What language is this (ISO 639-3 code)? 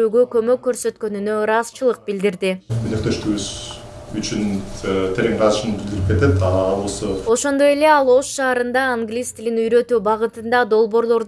tur